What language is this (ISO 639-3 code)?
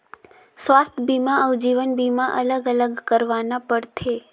hne